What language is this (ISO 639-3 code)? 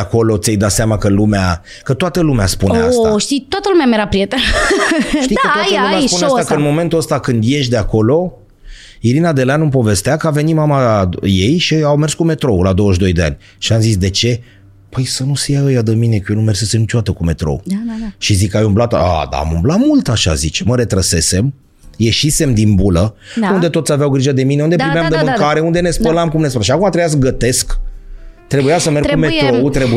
ron